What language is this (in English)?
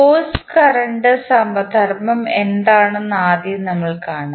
Malayalam